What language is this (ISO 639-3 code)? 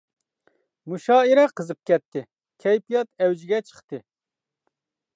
uig